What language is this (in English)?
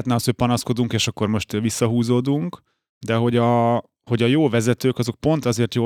Hungarian